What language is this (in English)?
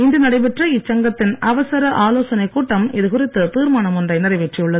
Tamil